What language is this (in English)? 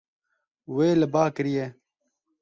Kurdish